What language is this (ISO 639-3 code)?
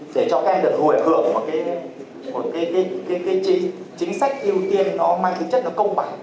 vie